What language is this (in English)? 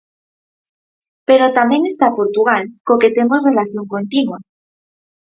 Galician